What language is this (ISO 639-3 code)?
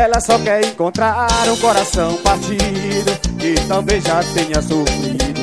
por